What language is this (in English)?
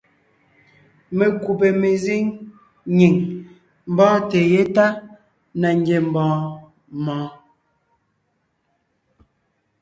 Ngiemboon